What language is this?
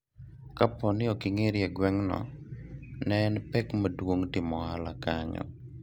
Luo (Kenya and Tanzania)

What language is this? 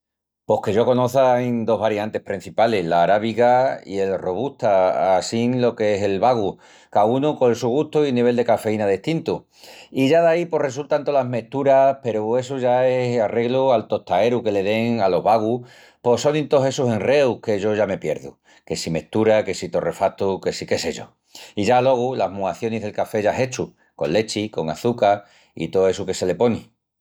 Extremaduran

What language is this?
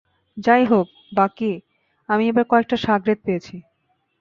Bangla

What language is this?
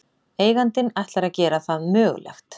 Icelandic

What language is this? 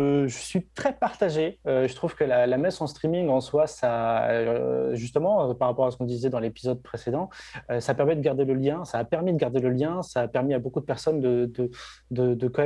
French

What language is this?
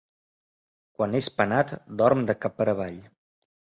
Catalan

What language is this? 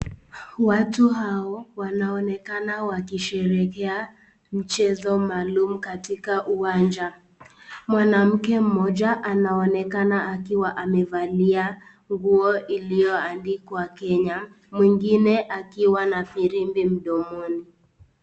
Swahili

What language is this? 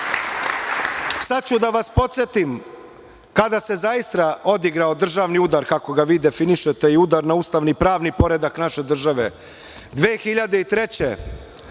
Serbian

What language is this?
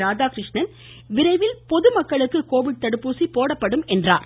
Tamil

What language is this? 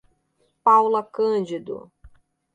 Portuguese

